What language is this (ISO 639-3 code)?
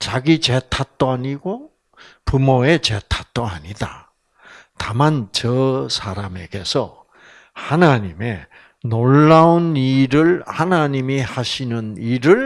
kor